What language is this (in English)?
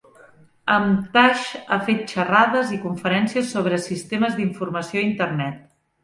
Catalan